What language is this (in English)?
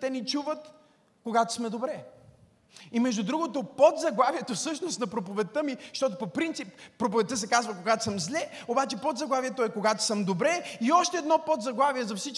Bulgarian